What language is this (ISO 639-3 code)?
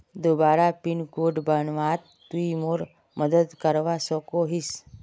mag